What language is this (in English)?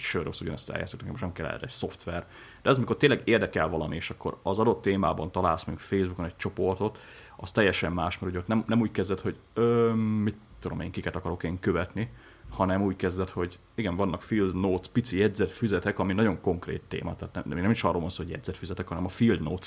Hungarian